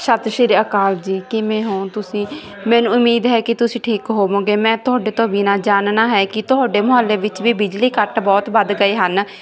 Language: Punjabi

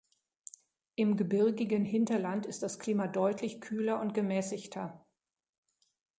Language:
German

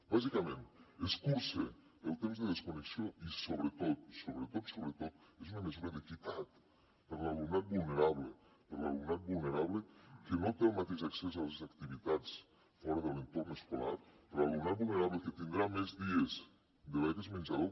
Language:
Catalan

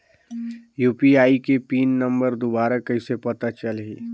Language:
Chhattisgarhi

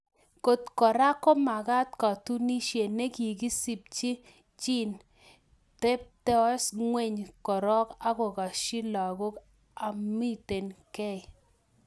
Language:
Kalenjin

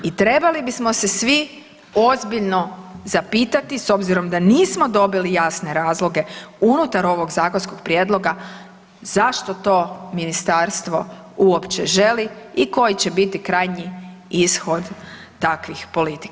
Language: Croatian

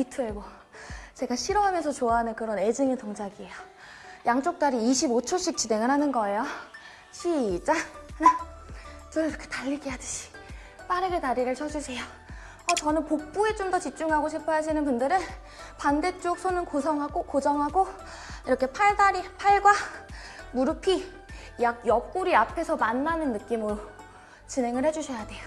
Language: Korean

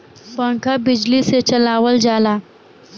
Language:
Bhojpuri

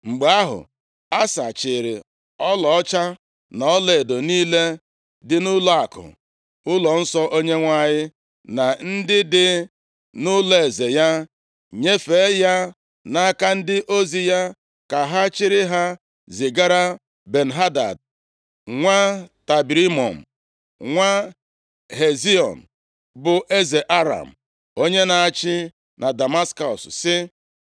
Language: Igbo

